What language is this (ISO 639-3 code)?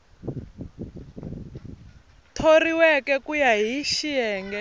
tso